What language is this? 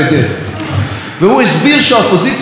Hebrew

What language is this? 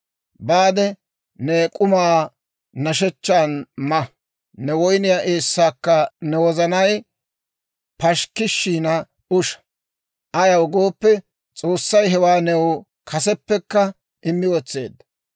Dawro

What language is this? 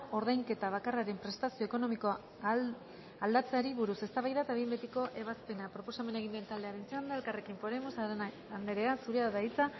Basque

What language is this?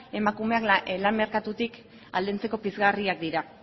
Basque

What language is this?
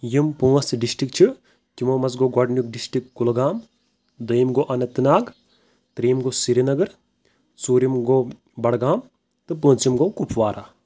Kashmiri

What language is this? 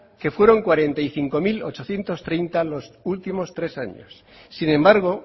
Spanish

